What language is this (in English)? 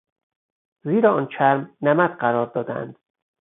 Persian